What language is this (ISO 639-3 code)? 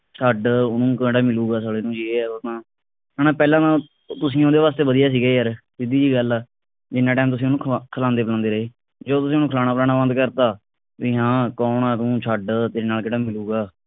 pan